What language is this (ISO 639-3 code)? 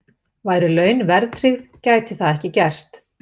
isl